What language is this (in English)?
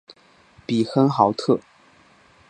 Chinese